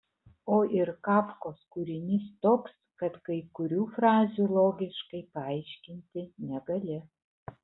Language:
Lithuanian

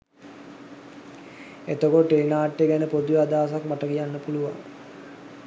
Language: Sinhala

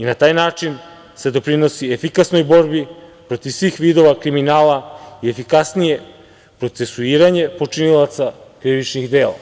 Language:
Serbian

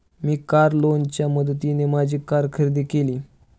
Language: Marathi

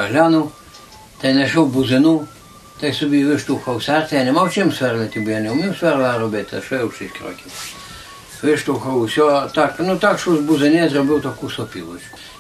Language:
Ukrainian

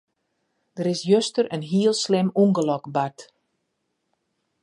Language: Western Frisian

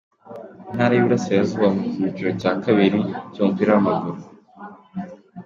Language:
Kinyarwanda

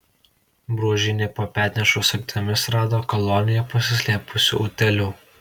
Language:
Lithuanian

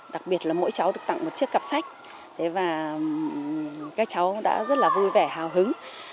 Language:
Vietnamese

